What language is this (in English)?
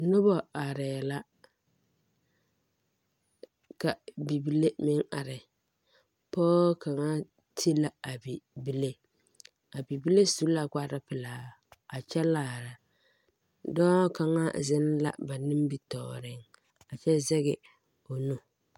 Southern Dagaare